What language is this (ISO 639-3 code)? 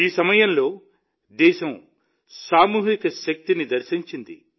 tel